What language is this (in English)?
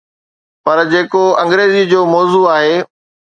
Sindhi